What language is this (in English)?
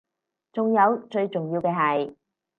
Cantonese